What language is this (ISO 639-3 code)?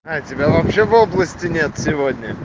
rus